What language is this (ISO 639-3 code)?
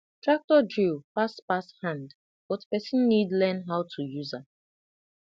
pcm